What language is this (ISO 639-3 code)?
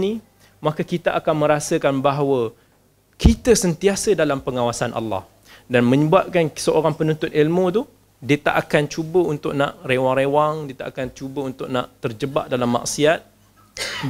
msa